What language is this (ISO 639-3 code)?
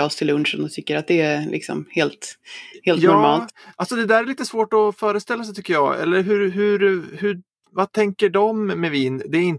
swe